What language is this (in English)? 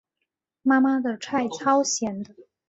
Chinese